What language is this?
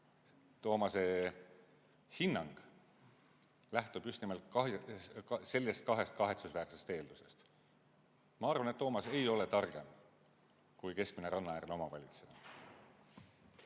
Estonian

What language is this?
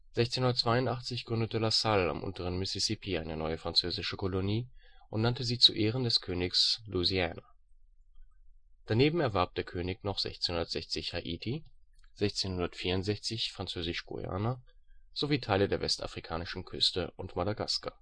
German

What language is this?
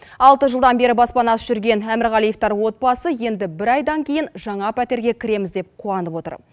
Kazakh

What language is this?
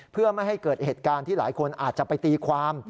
Thai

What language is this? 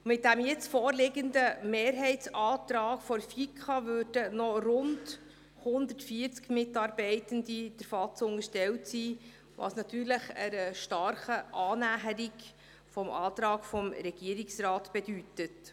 Swiss German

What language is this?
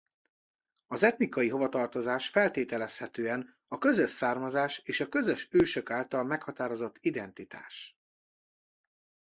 Hungarian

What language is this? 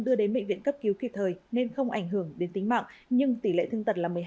Vietnamese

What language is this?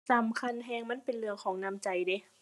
Thai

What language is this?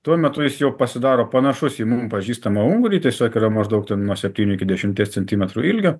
Lithuanian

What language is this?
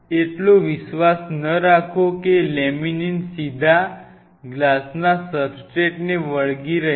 Gujarati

